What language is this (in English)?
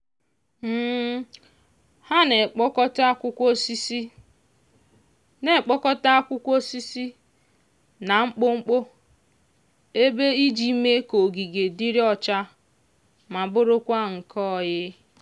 Igbo